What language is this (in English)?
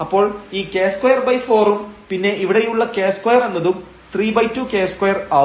Malayalam